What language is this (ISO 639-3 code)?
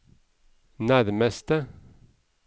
nor